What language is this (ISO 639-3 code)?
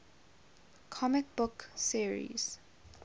eng